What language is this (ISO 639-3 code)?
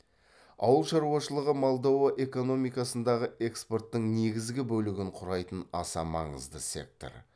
kaz